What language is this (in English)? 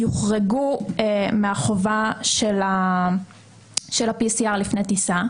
Hebrew